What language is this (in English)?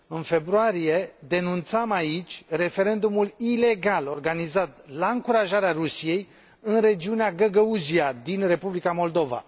Romanian